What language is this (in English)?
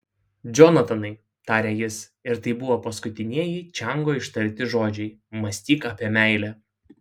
Lithuanian